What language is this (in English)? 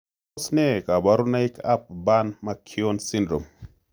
Kalenjin